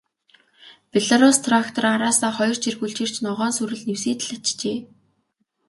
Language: Mongolian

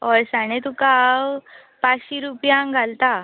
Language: Konkani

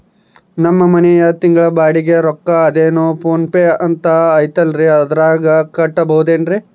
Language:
Kannada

